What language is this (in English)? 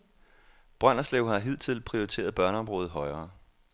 Danish